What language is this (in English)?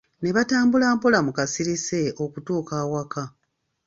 Ganda